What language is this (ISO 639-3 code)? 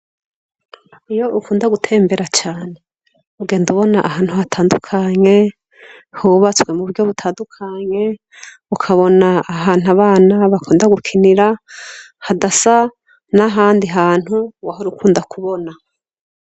run